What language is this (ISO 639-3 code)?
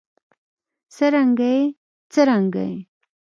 pus